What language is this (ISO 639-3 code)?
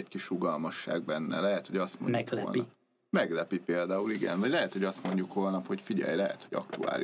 hun